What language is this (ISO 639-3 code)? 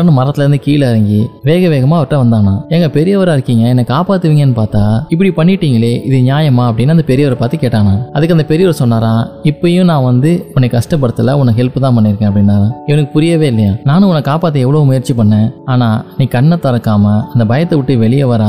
tam